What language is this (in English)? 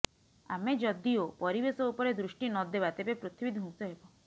Odia